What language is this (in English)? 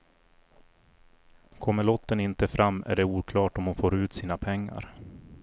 Swedish